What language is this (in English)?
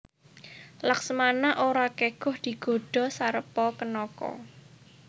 Javanese